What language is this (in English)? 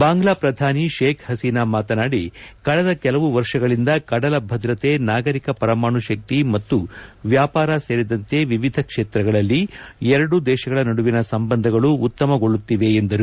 Kannada